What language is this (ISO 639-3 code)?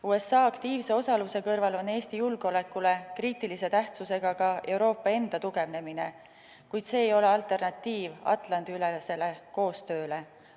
est